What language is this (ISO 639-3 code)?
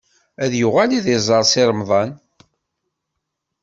kab